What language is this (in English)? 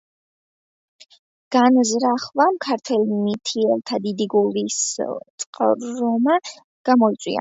Georgian